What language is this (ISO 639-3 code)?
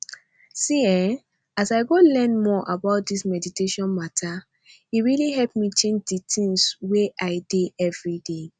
pcm